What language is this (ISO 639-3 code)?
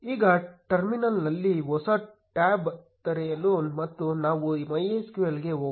kan